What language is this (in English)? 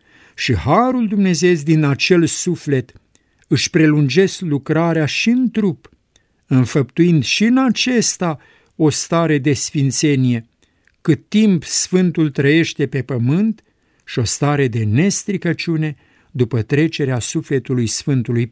Romanian